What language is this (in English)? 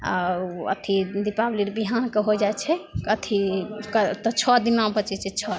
Maithili